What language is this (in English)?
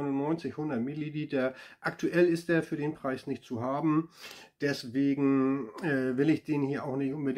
German